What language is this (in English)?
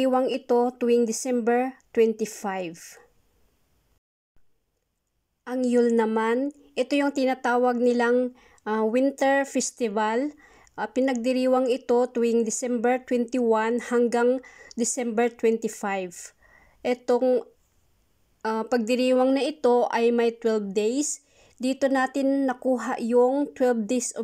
Filipino